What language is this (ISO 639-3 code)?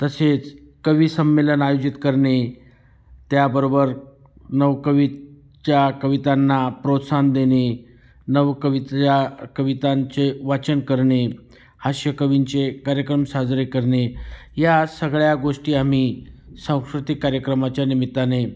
mar